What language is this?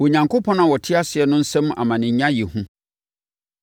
Akan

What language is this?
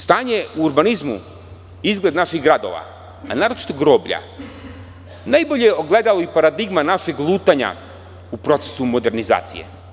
Serbian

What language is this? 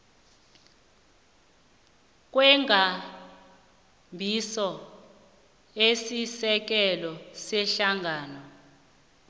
South Ndebele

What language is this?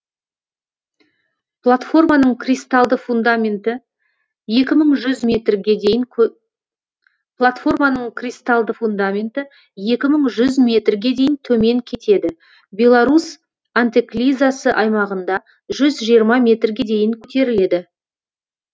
Kazakh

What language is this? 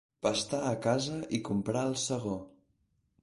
Catalan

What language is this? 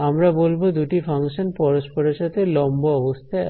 Bangla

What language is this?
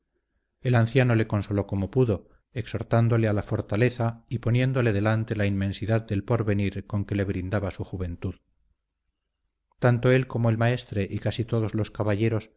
Spanish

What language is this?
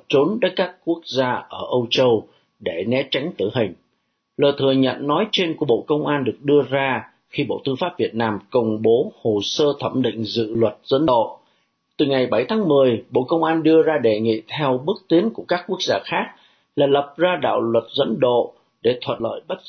Vietnamese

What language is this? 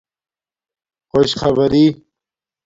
Domaaki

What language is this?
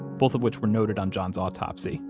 English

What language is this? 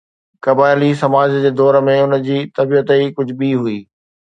Sindhi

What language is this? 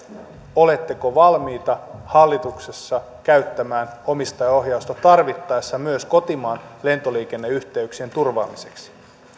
Finnish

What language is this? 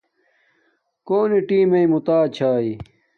Domaaki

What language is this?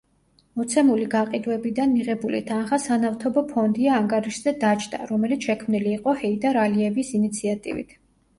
Georgian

